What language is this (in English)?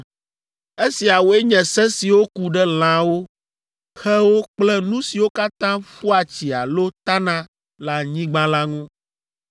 Ewe